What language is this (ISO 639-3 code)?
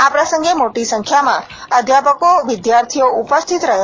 guj